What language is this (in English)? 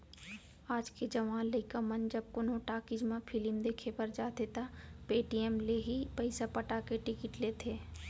Chhattisgarhi